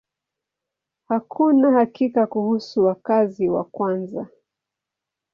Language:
Swahili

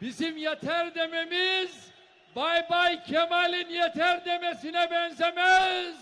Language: Turkish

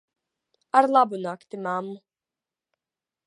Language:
Latvian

